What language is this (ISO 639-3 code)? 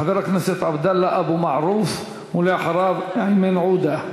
heb